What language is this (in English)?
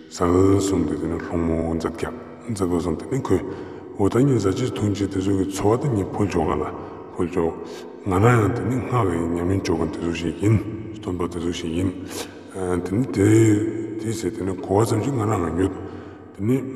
Romanian